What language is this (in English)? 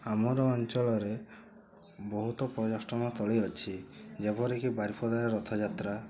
Odia